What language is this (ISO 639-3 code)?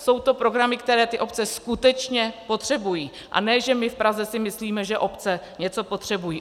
ces